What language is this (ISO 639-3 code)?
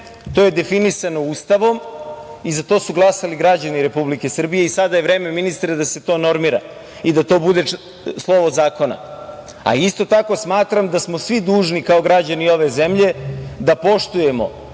srp